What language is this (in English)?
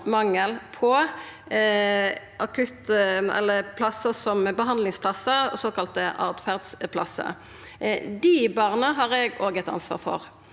Norwegian